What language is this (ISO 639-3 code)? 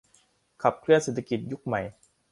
tha